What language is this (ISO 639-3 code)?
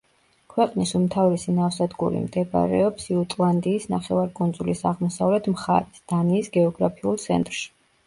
kat